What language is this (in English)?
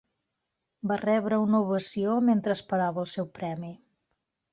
Catalan